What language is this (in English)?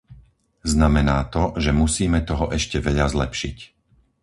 Slovak